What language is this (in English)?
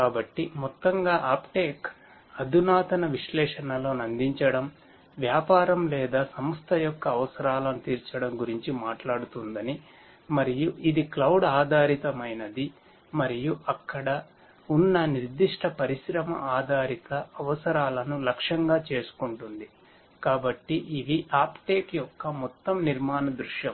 Telugu